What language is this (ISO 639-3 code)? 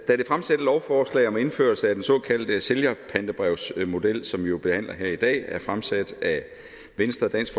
dan